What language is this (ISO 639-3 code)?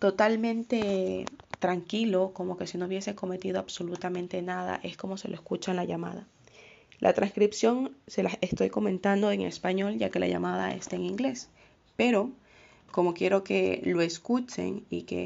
spa